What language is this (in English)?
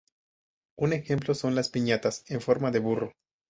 Spanish